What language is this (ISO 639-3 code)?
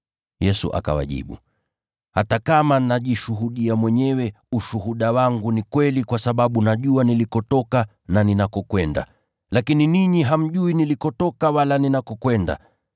swa